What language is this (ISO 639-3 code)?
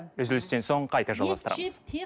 kaz